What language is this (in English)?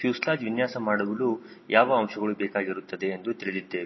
Kannada